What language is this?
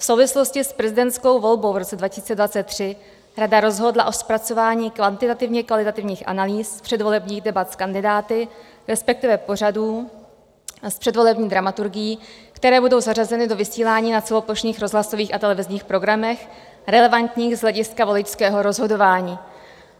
Czech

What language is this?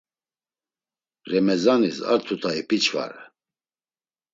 Laz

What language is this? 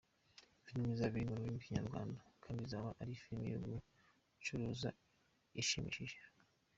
Kinyarwanda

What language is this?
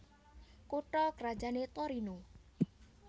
Javanese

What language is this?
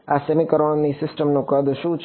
Gujarati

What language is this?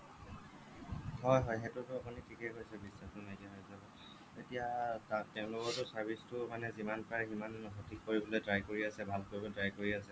Assamese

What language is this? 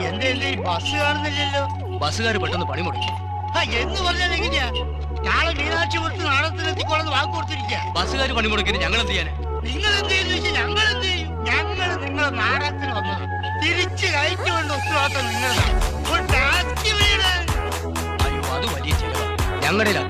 Korean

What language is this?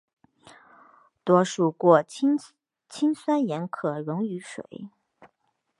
Chinese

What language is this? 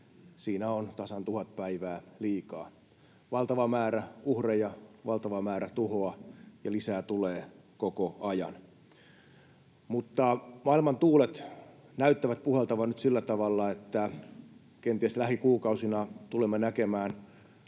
Finnish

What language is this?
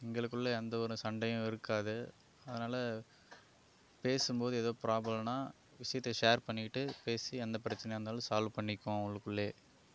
Tamil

